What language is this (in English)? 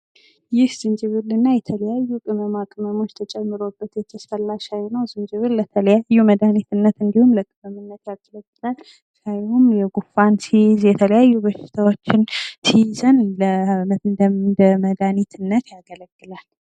Amharic